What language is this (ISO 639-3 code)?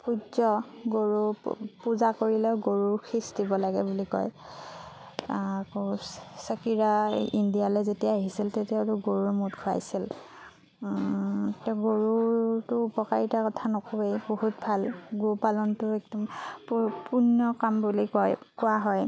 asm